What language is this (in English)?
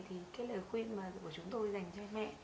Vietnamese